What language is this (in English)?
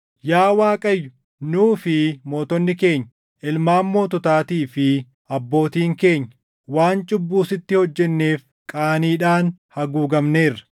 Oromo